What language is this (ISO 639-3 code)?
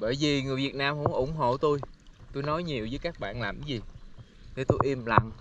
vie